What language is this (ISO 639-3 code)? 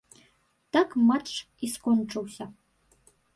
bel